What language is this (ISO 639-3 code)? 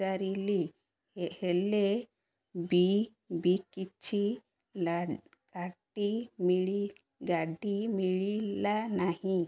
ori